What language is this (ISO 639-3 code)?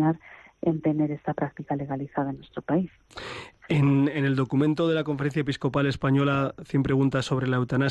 spa